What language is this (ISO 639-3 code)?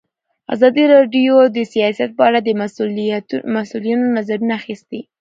pus